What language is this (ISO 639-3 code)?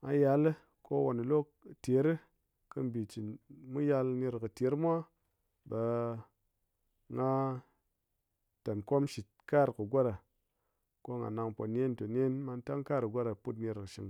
anc